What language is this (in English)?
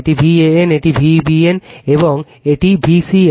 Bangla